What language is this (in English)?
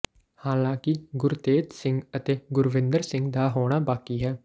Punjabi